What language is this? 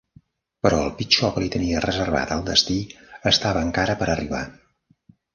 Catalan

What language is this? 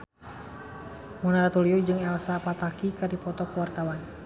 Sundanese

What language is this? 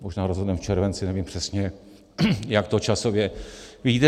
Czech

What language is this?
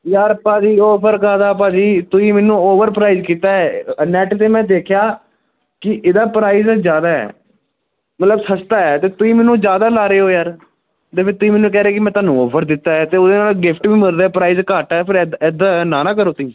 Punjabi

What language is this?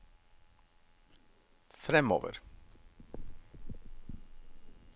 Norwegian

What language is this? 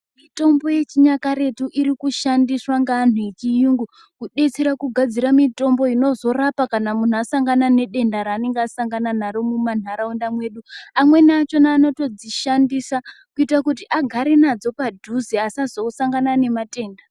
Ndau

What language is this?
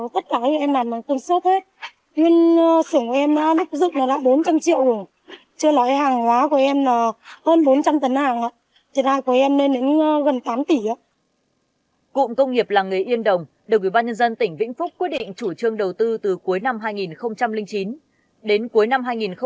Vietnamese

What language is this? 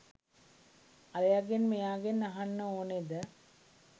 Sinhala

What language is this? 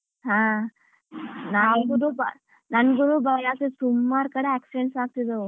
Kannada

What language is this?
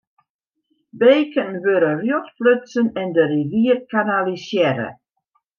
Western Frisian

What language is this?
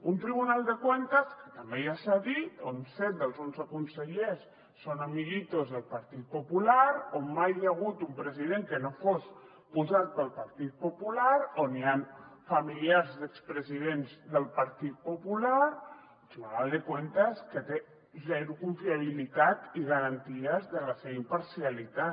Catalan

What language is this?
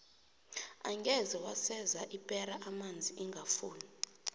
South Ndebele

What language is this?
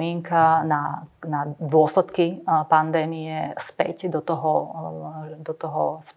Slovak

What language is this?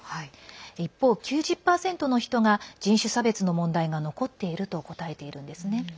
Japanese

